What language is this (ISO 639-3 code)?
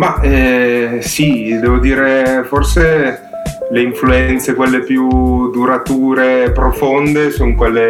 ita